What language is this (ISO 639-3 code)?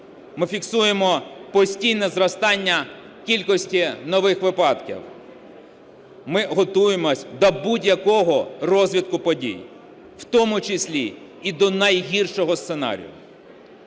ukr